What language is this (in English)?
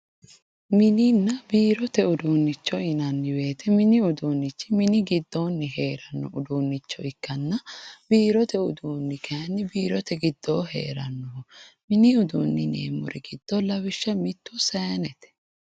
Sidamo